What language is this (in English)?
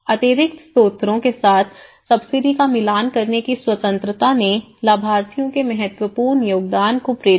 Hindi